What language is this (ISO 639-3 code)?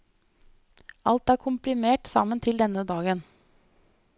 nor